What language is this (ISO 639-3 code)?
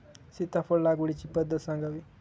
mar